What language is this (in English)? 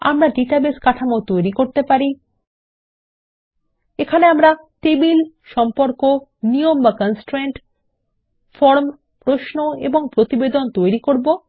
Bangla